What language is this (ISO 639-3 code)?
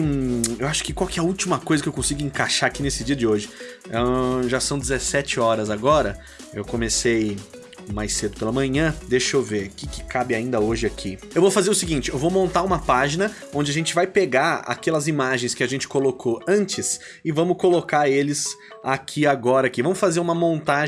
por